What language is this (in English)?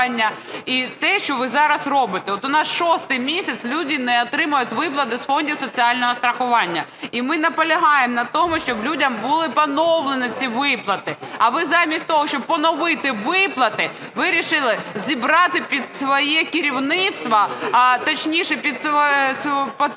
Ukrainian